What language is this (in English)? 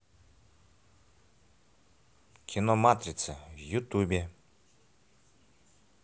Russian